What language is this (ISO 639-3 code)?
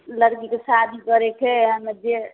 mai